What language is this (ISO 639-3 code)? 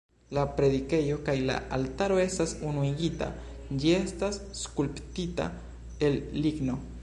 epo